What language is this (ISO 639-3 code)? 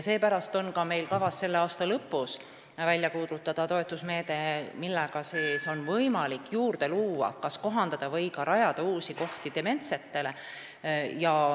est